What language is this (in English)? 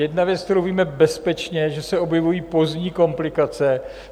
Czech